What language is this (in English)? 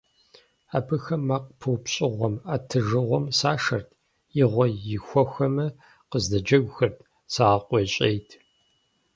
Kabardian